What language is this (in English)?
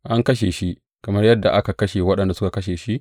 Hausa